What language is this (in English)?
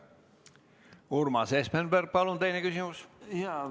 Estonian